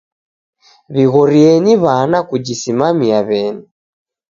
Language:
Taita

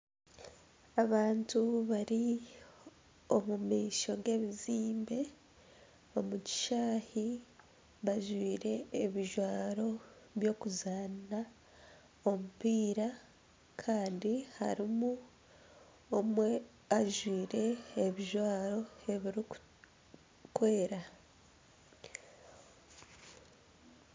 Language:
Nyankole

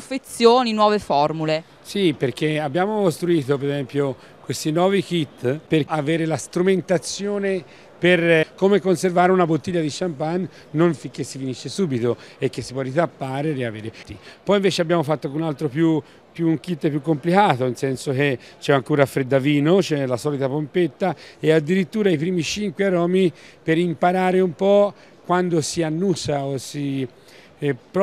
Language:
Italian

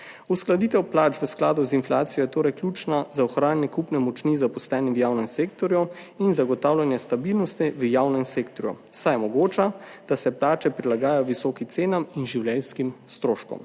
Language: Slovenian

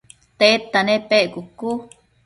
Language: Matsés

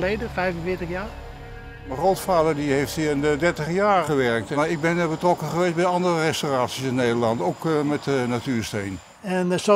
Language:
Dutch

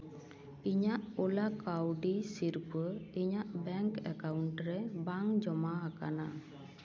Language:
Santali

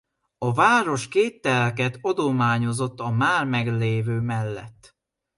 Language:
Hungarian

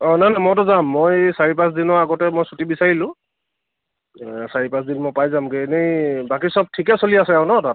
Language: Assamese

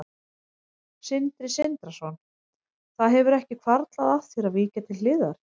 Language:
Icelandic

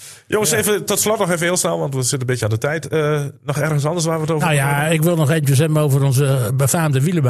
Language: Dutch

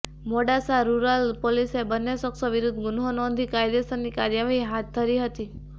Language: Gujarati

